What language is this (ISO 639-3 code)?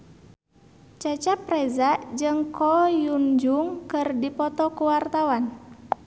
sun